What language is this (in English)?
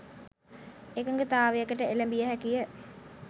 Sinhala